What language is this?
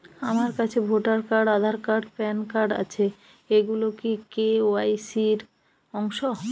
Bangla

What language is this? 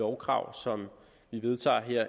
Danish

